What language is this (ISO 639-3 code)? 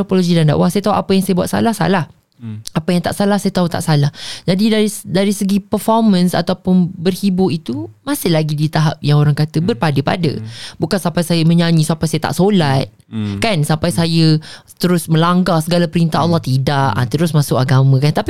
msa